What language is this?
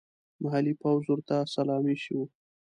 Pashto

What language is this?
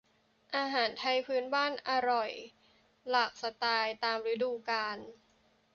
Thai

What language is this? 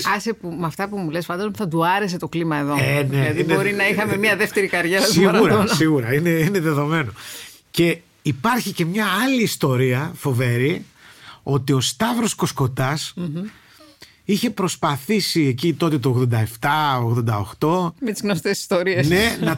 Greek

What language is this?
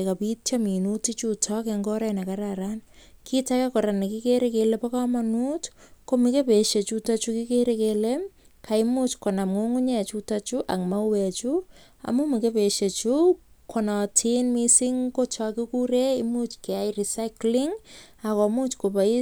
Kalenjin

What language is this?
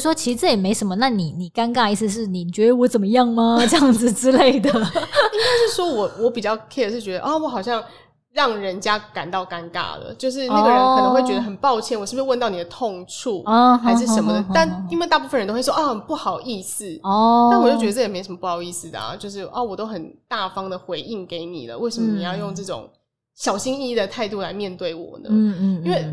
Chinese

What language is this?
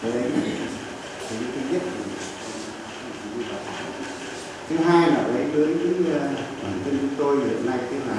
Vietnamese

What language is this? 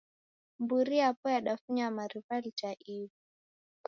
Taita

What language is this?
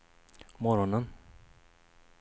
Swedish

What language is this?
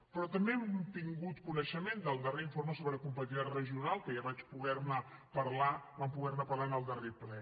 Catalan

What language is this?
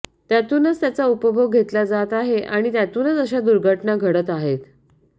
Marathi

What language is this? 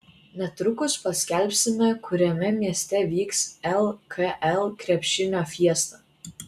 Lithuanian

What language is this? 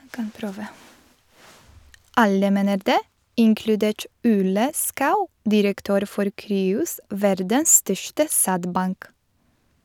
Norwegian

